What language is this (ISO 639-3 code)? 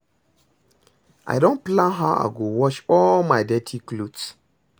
pcm